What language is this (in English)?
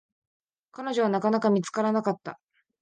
Japanese